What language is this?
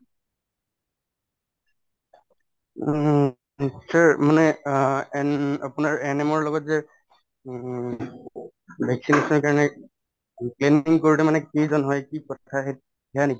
Assamese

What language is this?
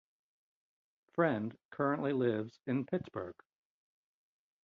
English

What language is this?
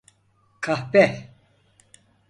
Turkish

